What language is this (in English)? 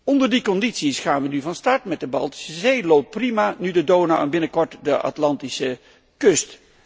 Dutch